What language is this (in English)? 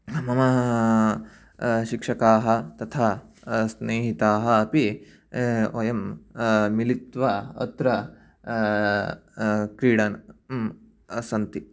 Sanskrit